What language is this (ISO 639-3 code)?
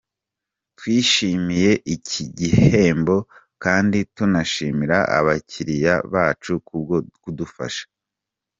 kin